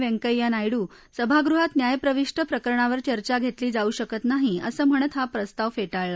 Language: Marathi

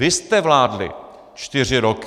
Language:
Czech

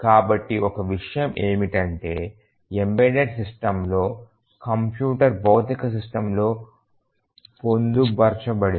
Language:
Telugu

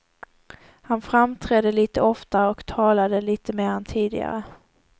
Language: Swedish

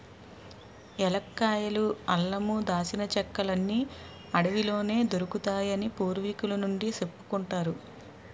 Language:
Telugu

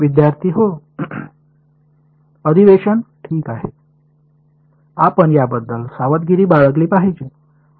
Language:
Marathi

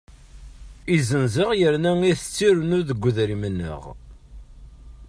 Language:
Kabyle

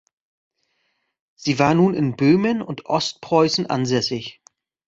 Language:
German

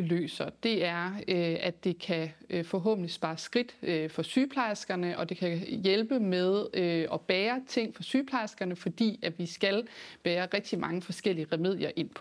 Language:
Danish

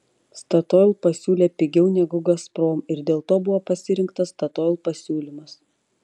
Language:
Lithuanian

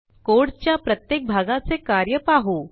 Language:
Marathi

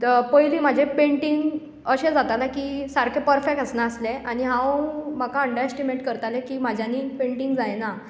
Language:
Konkani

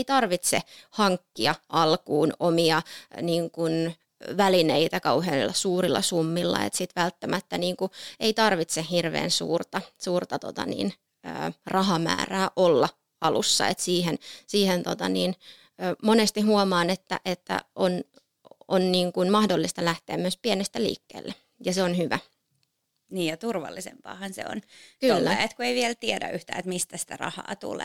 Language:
Finnish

